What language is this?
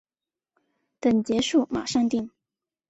Chinese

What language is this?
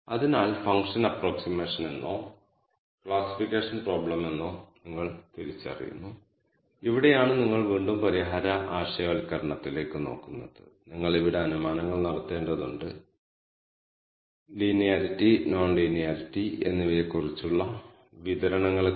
Malayalam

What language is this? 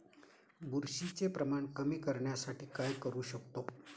Marathi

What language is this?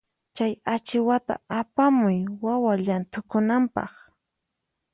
Puno Quechua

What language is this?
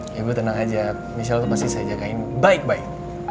Indonesian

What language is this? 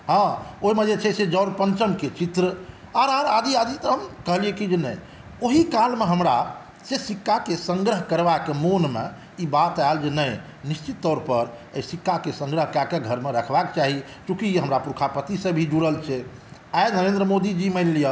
Maithili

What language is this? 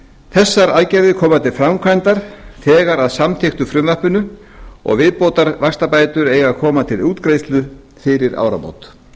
Icelandic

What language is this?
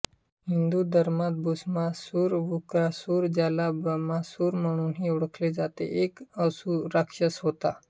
Marathi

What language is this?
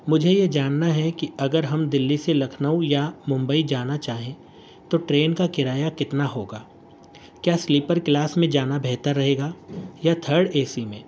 Urdu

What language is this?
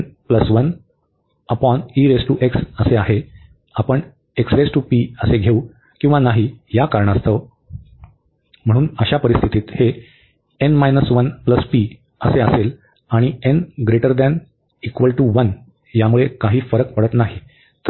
Marathi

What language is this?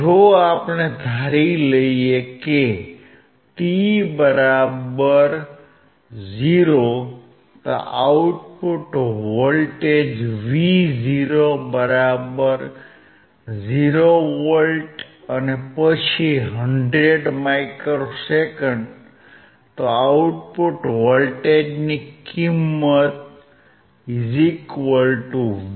Gujarati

